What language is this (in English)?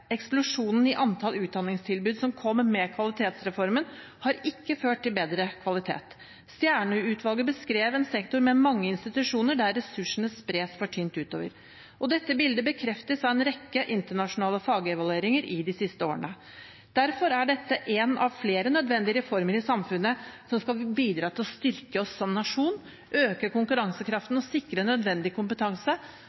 Norwegian Bokmål